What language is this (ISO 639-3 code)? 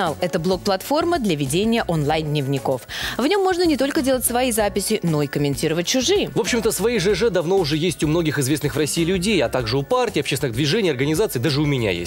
rus